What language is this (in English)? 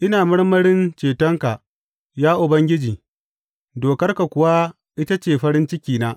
Hausa